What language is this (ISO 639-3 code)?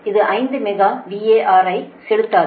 tam